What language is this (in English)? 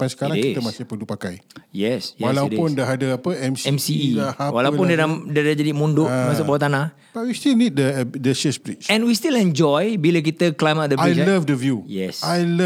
Malay